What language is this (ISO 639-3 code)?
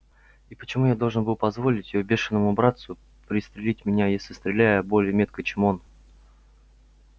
rus